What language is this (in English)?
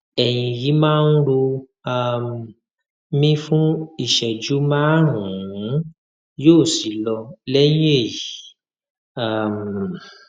Yoruba